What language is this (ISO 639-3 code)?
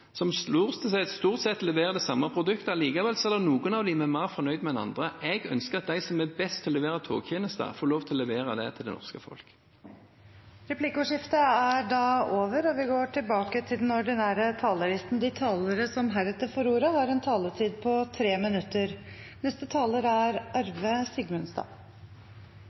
nob